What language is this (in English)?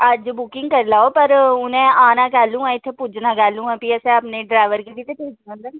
Dogri